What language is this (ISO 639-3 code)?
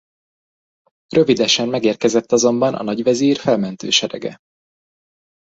hun